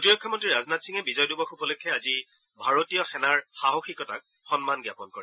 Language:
Assamese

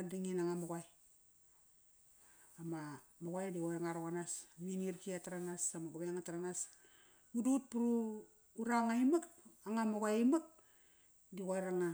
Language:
Kairak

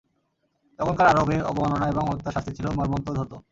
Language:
Bangla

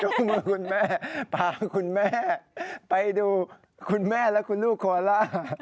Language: Thai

